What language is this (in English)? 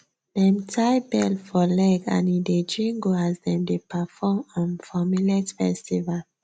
Nigerian Pidgin